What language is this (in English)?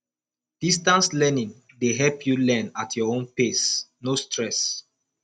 Nigerian Pidgin